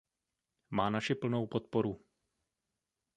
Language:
Czech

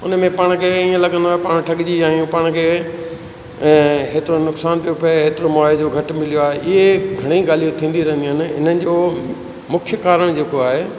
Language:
Sindhi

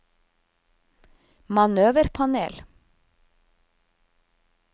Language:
Norwegian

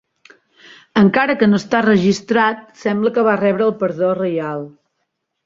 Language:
Catalan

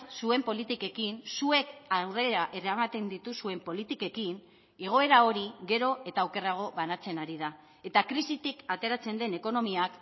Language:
Basque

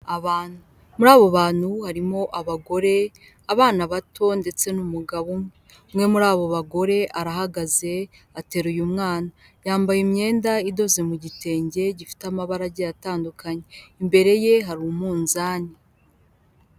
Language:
Kinyarwanda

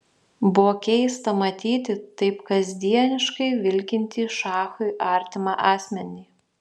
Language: Lithuanian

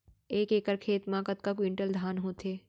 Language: Chhattisgarhi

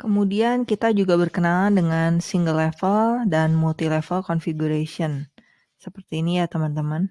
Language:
Indonesian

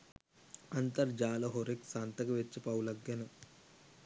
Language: Sinhala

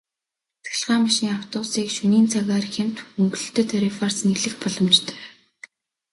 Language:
Mongolian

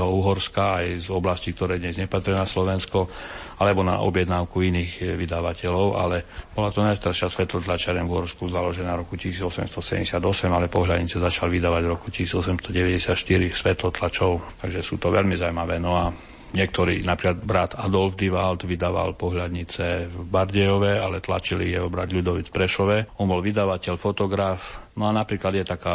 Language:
Slovak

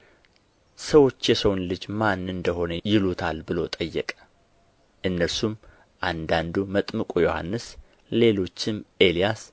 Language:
Amharic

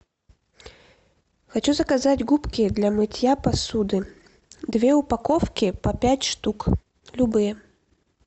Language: Russian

